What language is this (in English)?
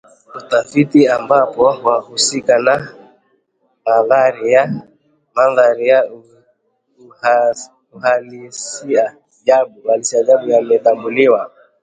Swahili